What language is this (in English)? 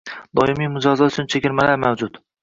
Uzbek